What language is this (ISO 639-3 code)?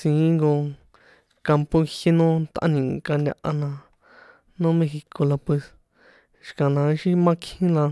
poe